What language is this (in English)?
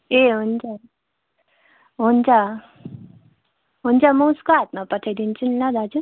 Nepali